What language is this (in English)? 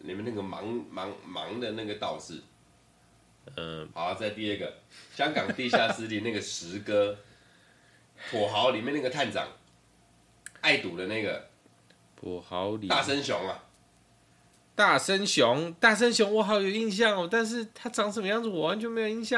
Chinese